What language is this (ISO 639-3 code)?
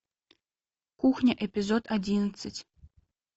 rus